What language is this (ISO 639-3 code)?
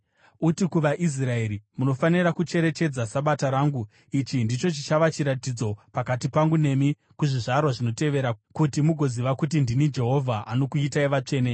sna